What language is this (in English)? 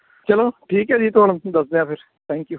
Punjabi